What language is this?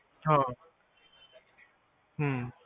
Punjabi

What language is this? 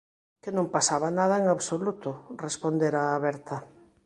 Galician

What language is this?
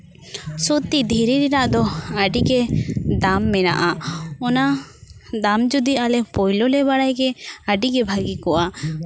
Santali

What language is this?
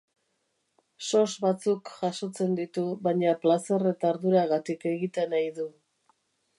Basque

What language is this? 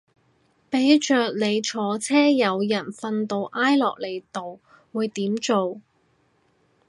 Cantonese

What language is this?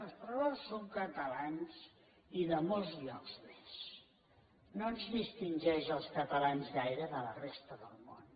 Catalan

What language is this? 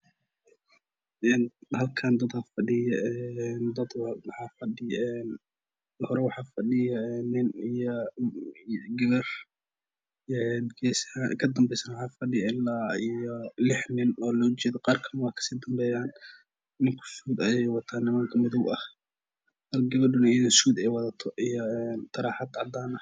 Somali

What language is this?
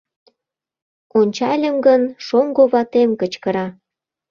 Mari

